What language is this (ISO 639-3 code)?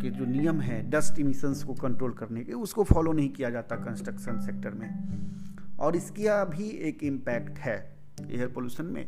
hin